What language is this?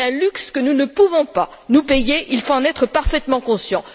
French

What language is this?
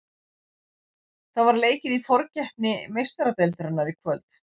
Icelandic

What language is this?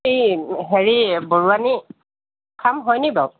Assamese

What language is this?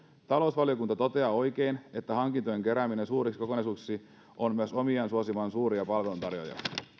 Finnish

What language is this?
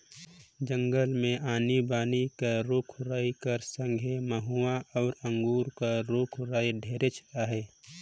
Chhattisgarhi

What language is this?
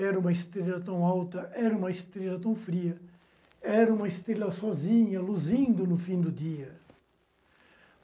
Portuguese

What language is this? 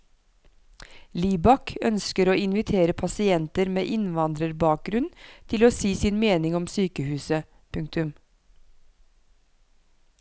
Norwegian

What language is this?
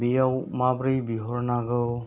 Bodo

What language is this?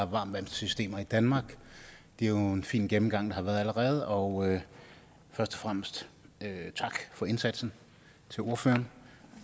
Danish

